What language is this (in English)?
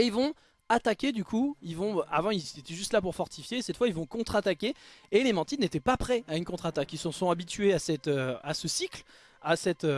French